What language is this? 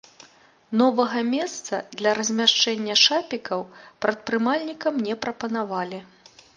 Belarusian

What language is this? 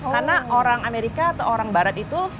Indonesian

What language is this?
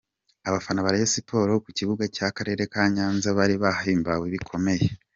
Kinyarwanda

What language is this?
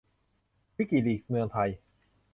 Thai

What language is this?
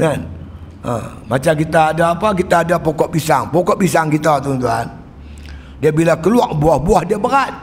Malay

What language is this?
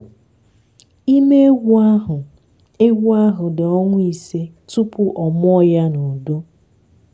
Igbo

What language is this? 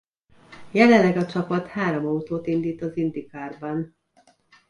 Hungarian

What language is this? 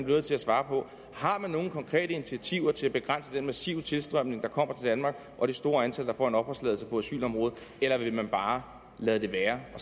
Danish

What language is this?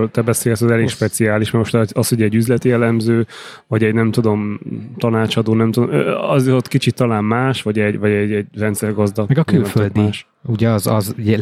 Hungarian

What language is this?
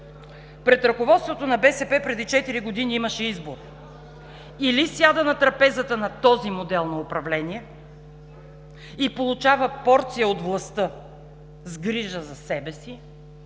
Bulgarian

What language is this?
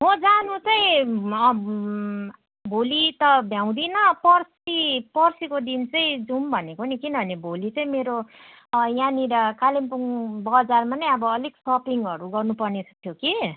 Nepali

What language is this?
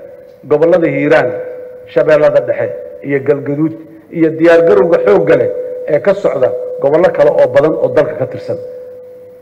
Arabic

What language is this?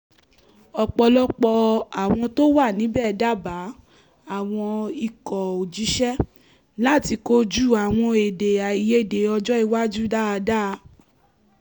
Yoruba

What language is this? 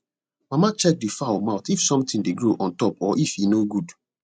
Nigerian Pidgin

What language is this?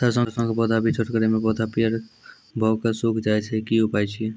Maithili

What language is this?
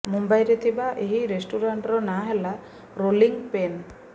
Odia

